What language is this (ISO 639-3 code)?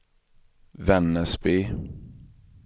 swe